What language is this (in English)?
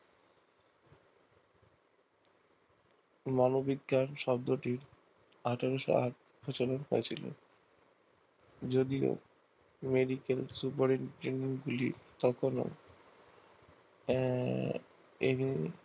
Bangla